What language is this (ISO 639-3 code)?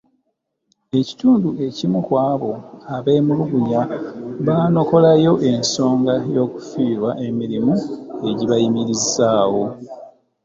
lug